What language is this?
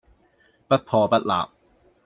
Cantonese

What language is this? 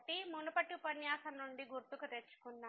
Telugu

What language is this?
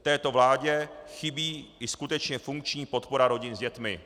Czech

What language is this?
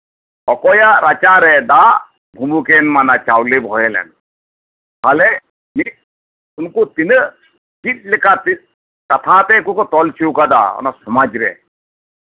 Santali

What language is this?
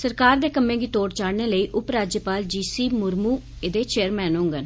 Dogri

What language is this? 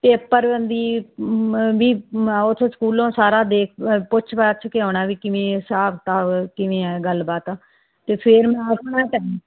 Punjabi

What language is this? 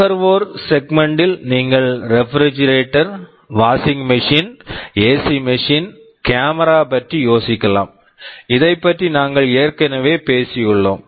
Tamil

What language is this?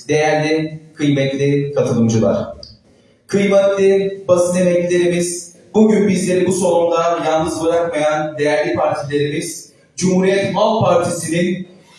Turkish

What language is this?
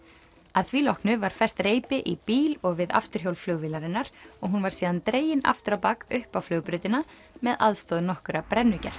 Icelandic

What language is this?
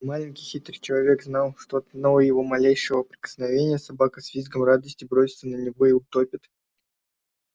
Russian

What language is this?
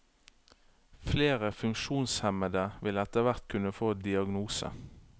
Norwegian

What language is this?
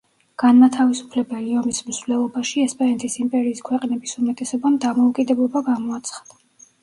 Georgian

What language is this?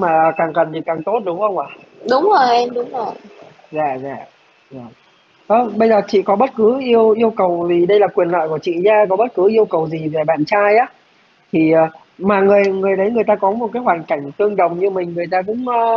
Vietnamese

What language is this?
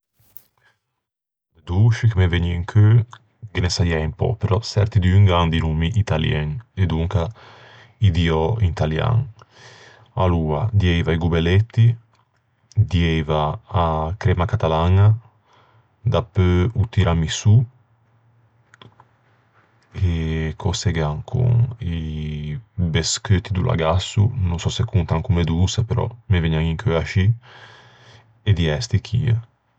Ligurian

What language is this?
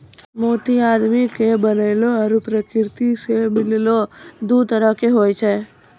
Maithili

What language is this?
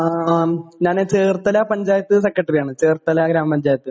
Malayalam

